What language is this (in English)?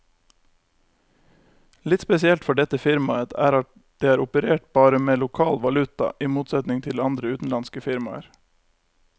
Norwegian